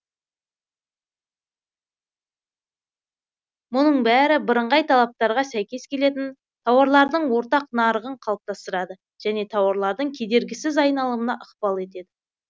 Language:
Kazakh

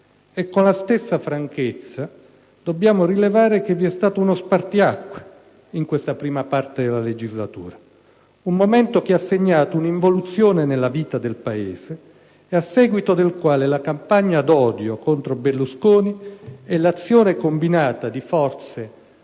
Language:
Italian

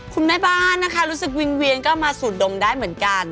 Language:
Thai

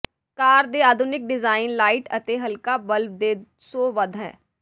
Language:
Punjabi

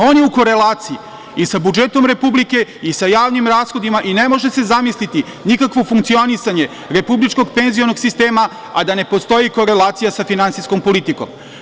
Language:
Serbian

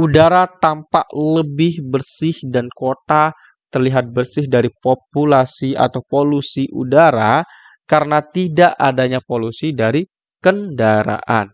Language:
Indonesian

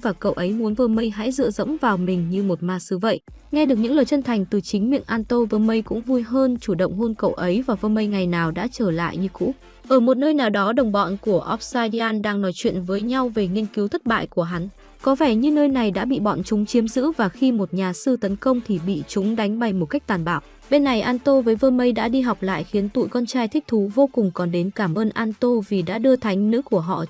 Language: Vietnamese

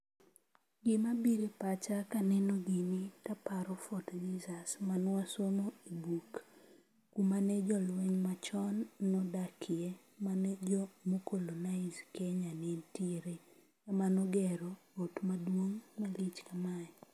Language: Luo (Kenya and Tanzania)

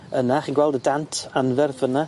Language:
Welsh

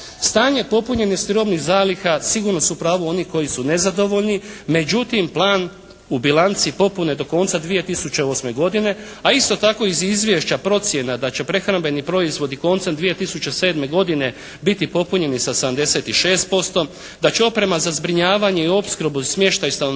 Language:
Croatian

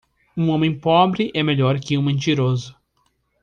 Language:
Portuguese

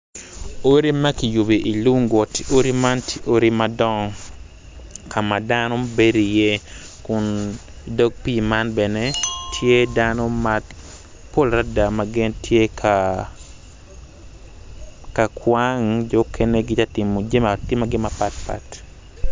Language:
Acoli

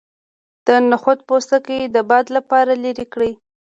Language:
Pashto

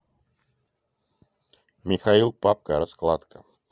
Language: Russian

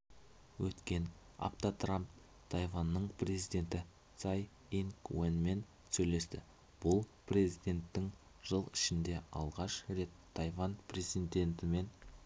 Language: Kazakh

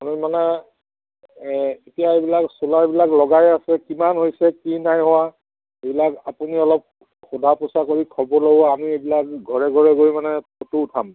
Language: Assamese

